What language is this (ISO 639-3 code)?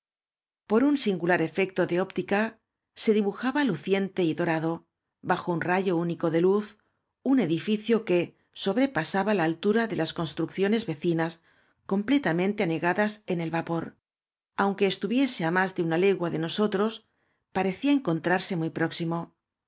spa